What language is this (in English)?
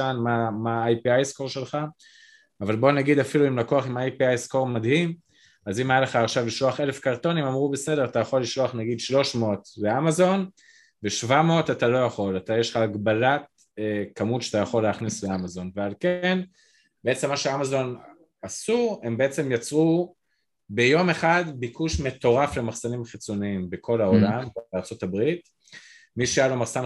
Hebrew